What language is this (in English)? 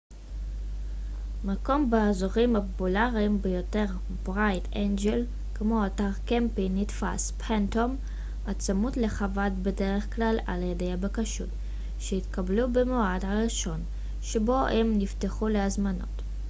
Hebrew